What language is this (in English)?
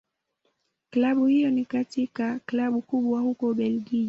Swahili